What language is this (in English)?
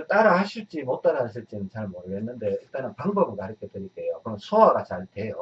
Korean